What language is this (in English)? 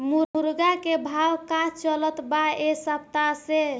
Bhojpuri